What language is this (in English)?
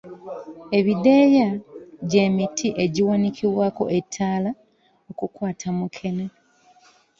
Ganda